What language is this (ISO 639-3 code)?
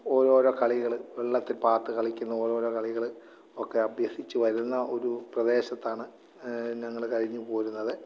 mal